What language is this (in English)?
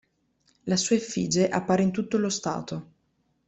Italian